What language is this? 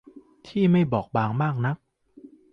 Thai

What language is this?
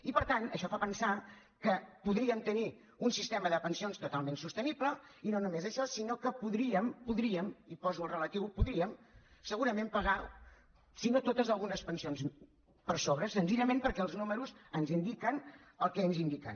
Catalan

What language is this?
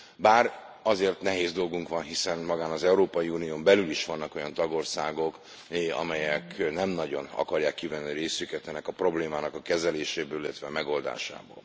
Hungarian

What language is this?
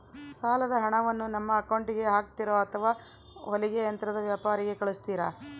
Kannada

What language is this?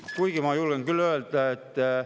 Estonian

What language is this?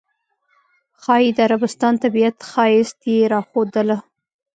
Pashto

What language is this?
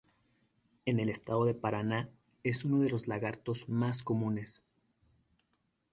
Spanish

